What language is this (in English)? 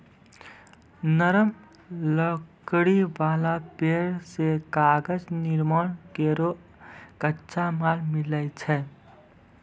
Maithili